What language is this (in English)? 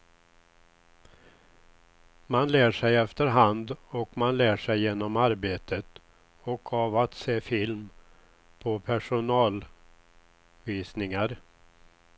Swedish